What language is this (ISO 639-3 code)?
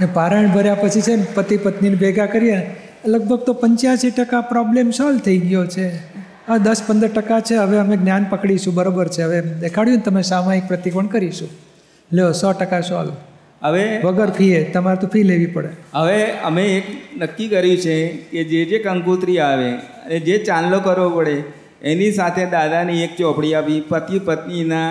guj